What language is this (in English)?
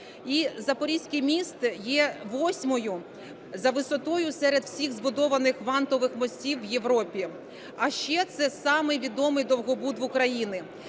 Ukrainian